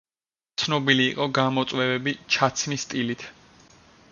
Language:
Georgian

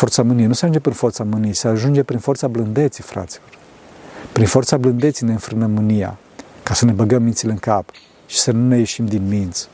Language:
Romanian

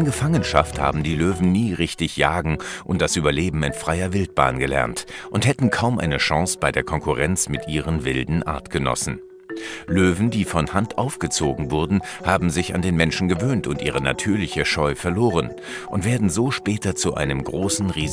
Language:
German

